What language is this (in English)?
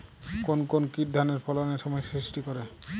Bangla